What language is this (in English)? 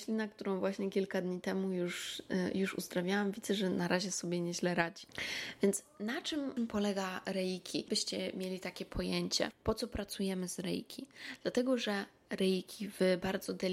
Polish